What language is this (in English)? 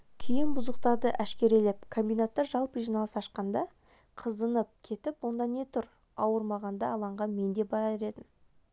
Kazakh